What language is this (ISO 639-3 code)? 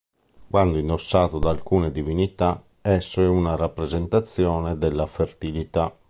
ita